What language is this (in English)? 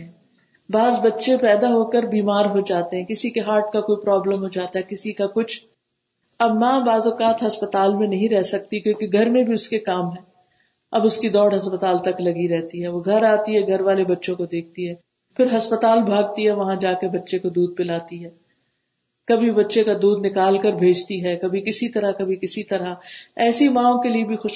Urdu